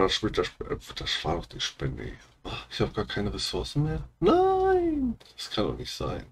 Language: German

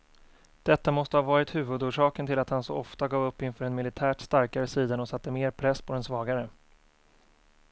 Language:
Swedish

